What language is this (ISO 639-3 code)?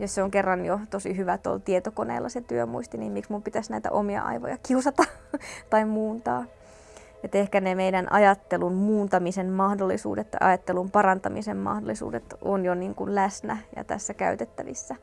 fin